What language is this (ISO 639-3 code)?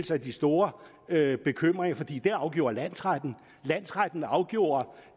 dan